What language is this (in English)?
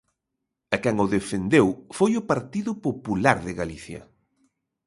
Galician